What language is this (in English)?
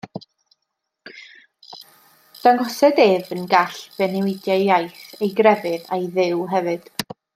Welsh